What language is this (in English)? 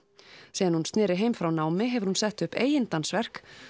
Icelandic